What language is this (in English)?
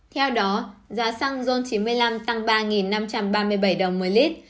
Vietnamese